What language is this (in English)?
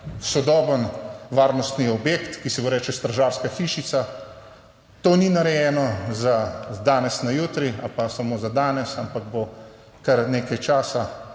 Slovenian